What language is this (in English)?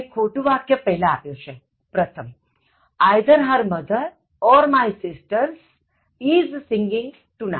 Gujarati